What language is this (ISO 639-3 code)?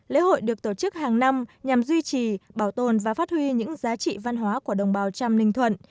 vie